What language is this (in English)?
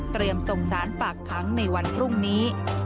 Thai